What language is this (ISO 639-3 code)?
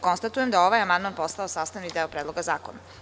srp